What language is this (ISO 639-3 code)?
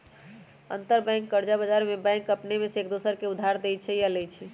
mag